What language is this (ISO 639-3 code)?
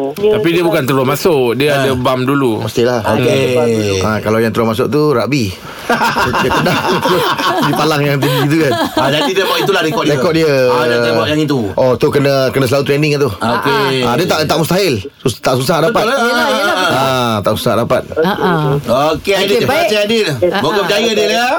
msa